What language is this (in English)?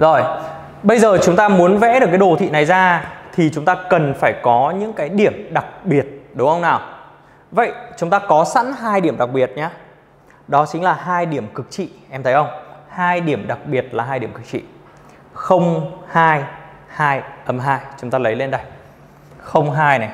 Vietnamese